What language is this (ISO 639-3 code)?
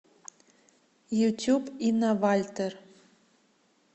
rus